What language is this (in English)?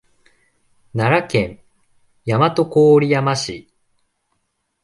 Japanese